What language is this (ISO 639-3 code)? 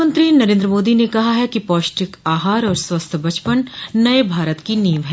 hin